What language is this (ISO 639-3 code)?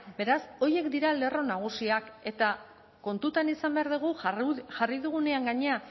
eus